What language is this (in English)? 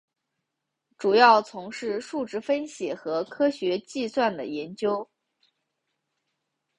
Chinese